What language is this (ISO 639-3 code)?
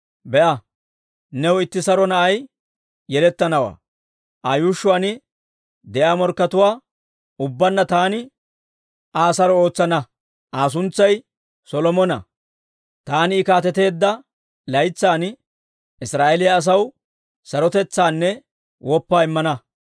dwr